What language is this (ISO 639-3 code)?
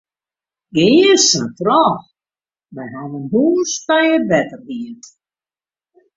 fry